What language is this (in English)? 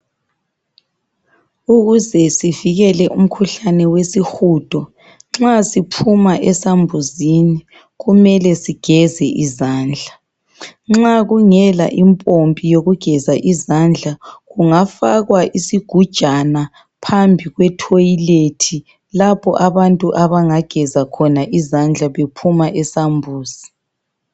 North Ndebele